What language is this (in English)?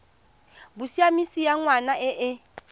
Tswana